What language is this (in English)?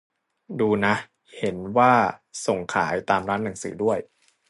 Thai